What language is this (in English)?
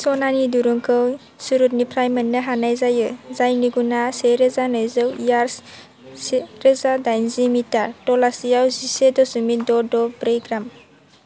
Bodo